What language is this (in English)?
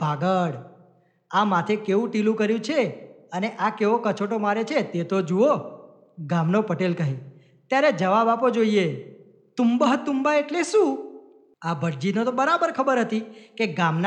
Gujarati